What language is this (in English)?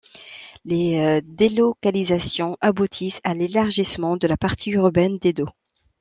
French